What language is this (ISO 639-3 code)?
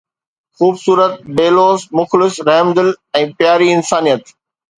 snd